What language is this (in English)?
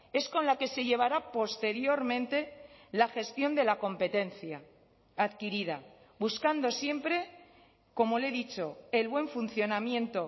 Spanish